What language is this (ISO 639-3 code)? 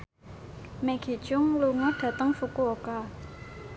jav